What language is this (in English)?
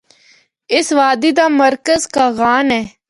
Northern Hindko